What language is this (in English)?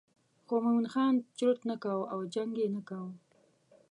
Pashto